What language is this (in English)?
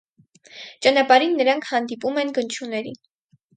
Armenian